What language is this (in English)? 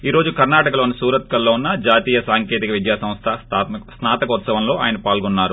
Telugu